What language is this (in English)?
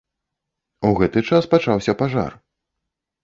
Belarusian